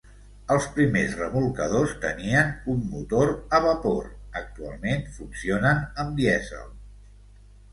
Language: Catalan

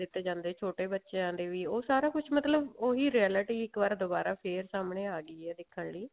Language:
Punjabi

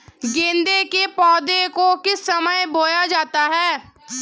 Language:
Hindi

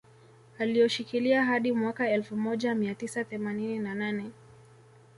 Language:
Swahili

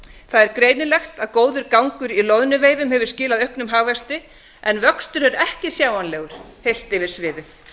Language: Icelandic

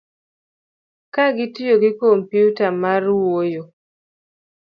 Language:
Luo (Kenya and Tanzania)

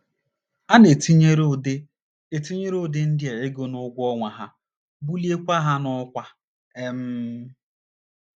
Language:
Igbo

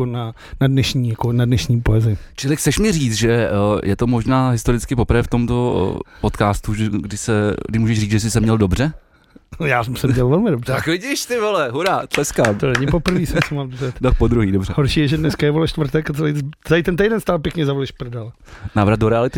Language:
Czech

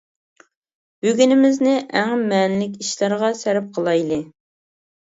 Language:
Uyghur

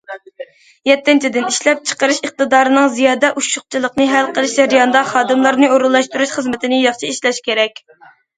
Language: Uyghur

